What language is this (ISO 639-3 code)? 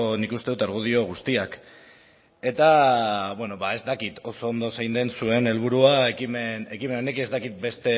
eus